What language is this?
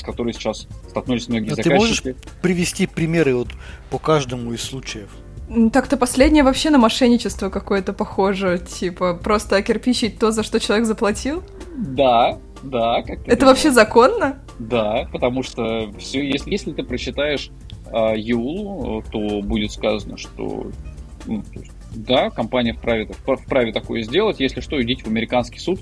Russian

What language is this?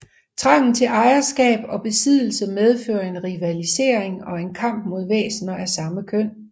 Danish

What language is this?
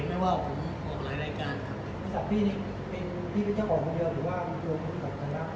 Thai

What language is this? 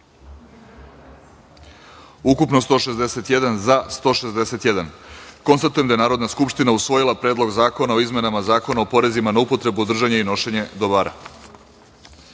Serbian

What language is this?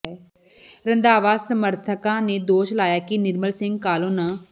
Punjabi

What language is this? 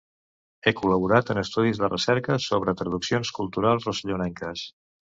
Catalan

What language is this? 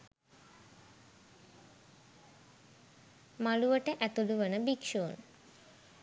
Sinhala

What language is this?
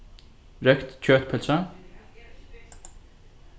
Faroese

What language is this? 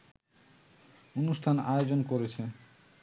Bangla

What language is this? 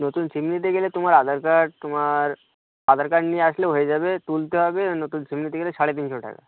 Bangla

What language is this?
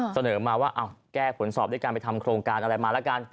Thai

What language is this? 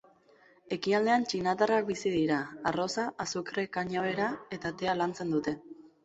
Basque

